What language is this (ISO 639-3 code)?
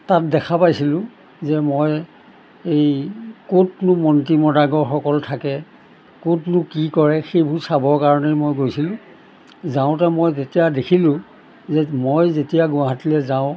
asm